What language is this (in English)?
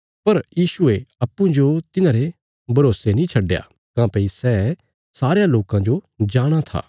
Bilaspuri